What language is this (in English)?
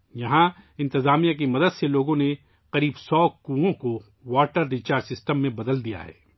Urdu